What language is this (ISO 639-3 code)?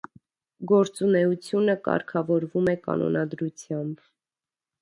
hye